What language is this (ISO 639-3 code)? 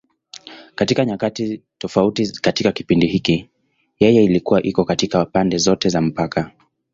swa